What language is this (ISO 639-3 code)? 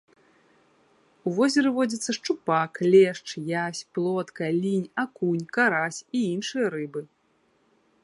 bel